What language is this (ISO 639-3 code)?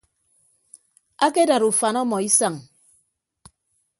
ibb